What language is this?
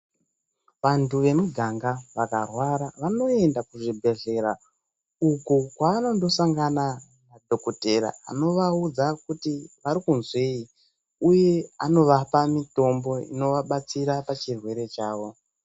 Ndau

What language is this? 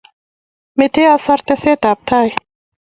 Kalenjin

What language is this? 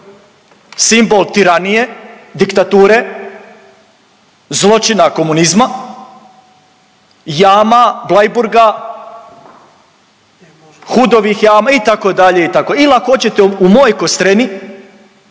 Croatian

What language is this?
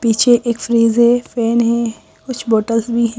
Hindi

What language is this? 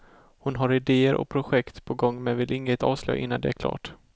Swedish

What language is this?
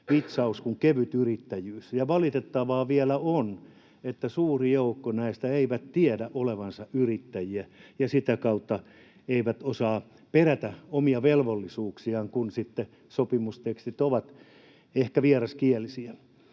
Finnish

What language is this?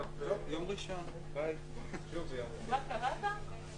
Hebrew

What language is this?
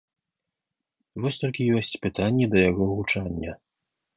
Belarusian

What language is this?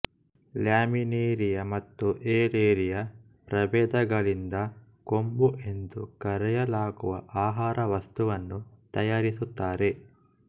Kannada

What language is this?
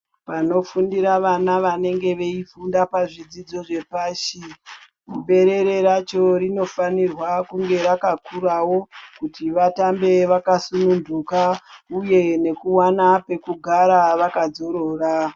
Ndau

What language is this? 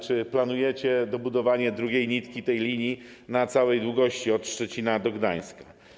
Polish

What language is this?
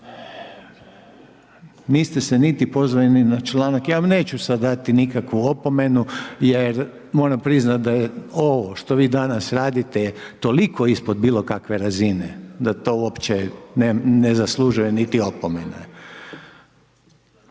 Croatian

